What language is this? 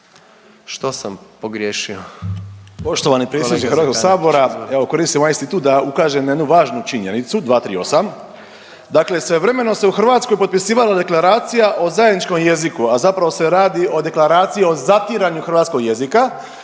Croatian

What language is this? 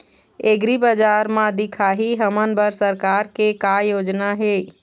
Chhattisgarhi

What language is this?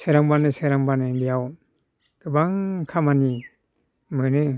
Bodo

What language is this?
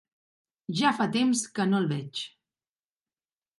Catalan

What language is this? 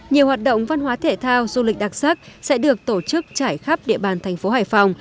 Vietnamese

